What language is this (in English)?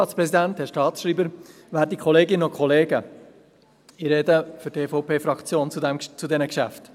Swiss German